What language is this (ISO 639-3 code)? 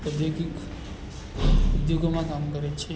guj